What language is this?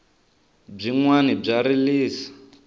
Tsonga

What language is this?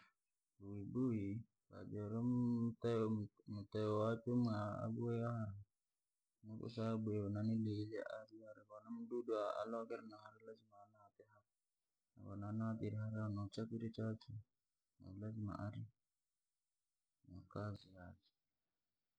Langi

